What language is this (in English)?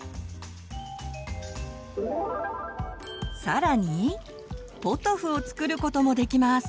Japanese